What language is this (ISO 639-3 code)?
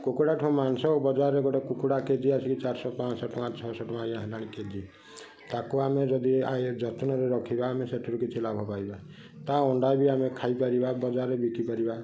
ori